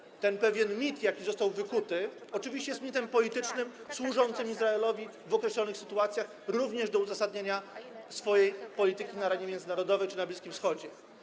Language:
Polish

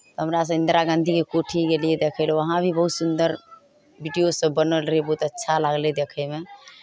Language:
Maithili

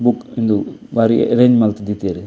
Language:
Tulu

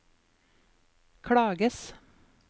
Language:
Norwegian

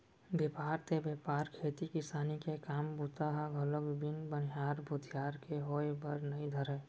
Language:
Chhattisgarhi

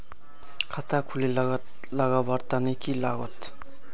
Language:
Magahi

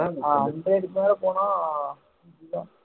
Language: Tamil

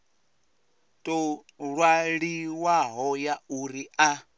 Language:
Venda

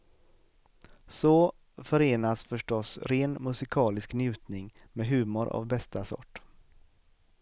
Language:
Swedish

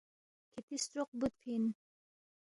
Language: Balti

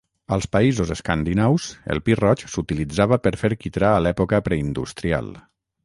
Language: Catalan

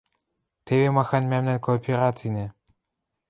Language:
Western Mari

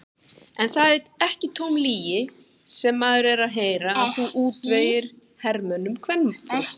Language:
Icelandic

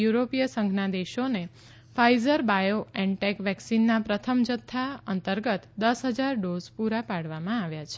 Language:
Gujarati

